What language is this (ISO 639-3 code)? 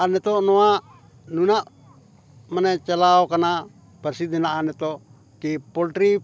sat